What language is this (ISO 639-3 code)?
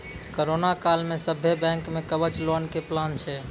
mai